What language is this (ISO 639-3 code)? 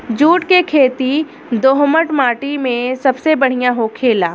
bho